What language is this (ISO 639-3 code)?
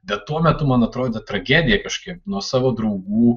lit